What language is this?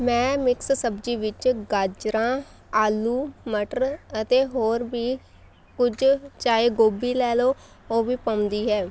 Punjabi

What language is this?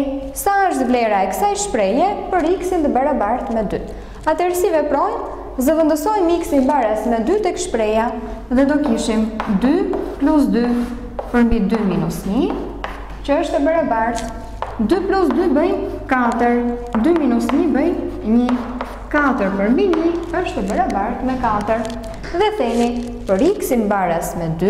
Romanian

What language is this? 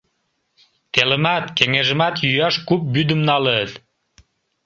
Mari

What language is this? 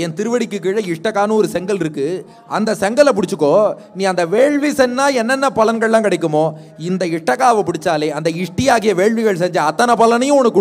Hindi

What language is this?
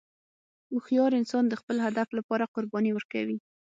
Pashto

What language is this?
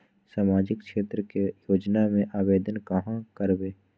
Magahi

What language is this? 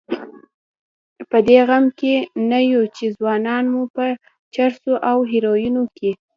Pashto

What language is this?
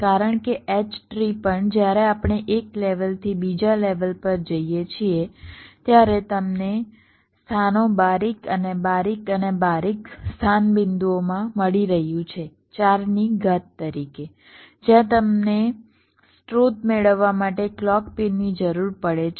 Gujarati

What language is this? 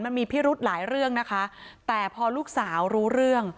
Thai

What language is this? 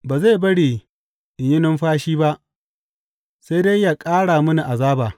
Hausa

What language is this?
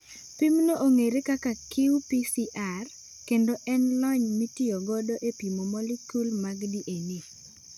Luo (Kenya and Tanzania)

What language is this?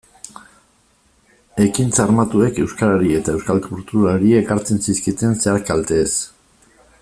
Basque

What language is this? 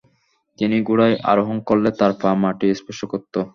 Bangla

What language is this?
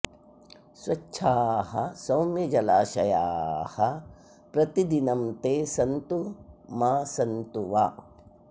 Sanskrit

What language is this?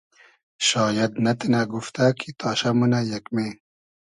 Hazaragi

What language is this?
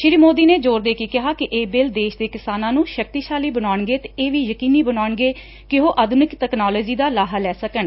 Punjabi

